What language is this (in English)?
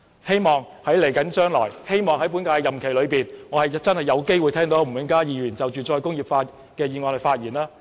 Cantonese